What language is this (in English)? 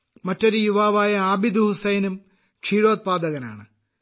Malayalam